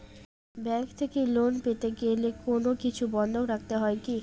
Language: Bangla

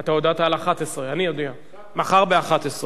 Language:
Hebrew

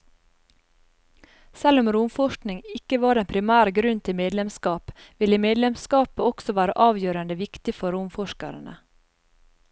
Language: Norwegian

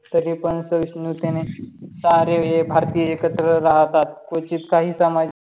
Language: Marathi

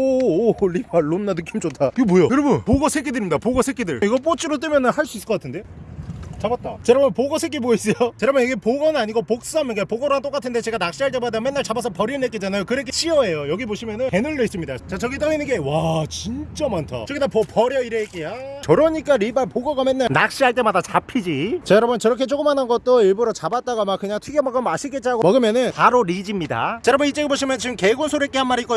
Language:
Korean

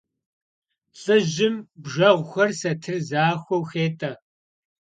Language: Kabardian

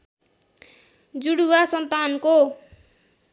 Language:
Nepali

